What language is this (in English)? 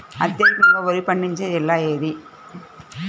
Telugu